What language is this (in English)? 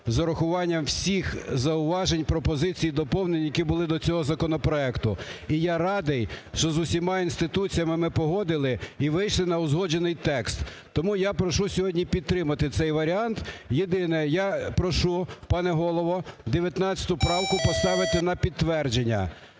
Ukrainian